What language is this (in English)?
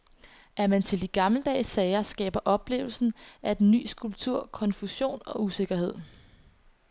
Danish